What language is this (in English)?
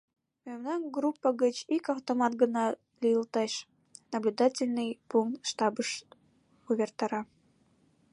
Mari